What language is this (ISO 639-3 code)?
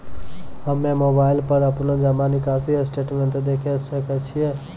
mai